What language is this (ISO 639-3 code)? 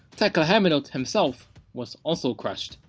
eng